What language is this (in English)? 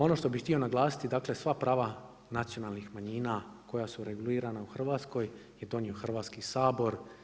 Croatian